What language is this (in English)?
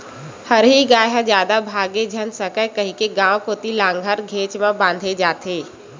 Chhattisgarhi